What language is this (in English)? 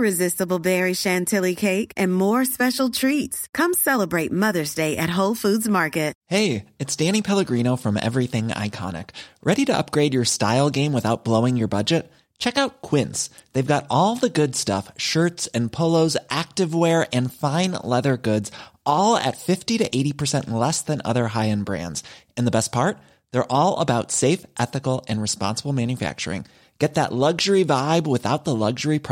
Danish